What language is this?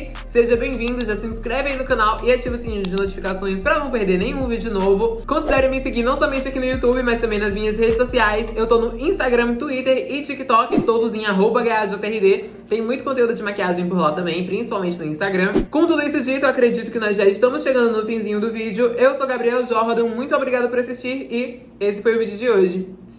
Portuguese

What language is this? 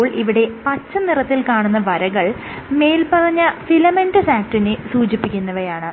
Malayalam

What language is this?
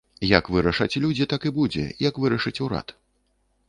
Belarusian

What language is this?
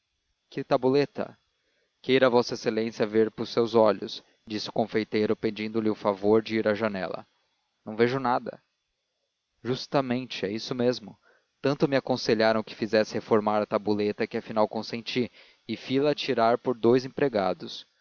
Portuguese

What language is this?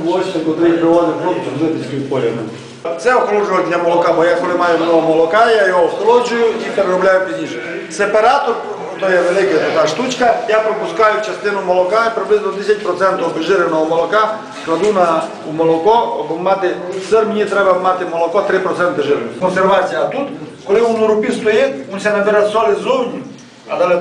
Romanian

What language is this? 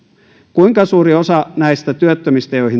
Finnish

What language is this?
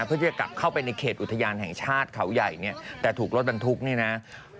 Thai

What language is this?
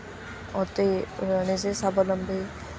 Assamese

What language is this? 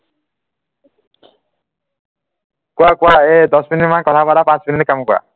Assamese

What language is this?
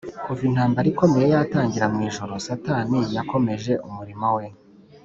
Kinyarwanda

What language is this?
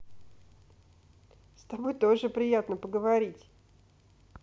Russian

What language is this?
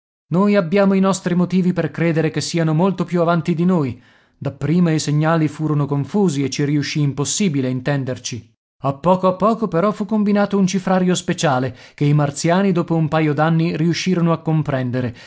Italian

